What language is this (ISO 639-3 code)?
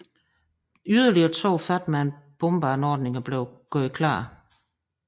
dan